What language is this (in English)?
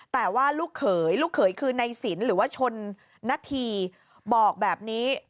Thai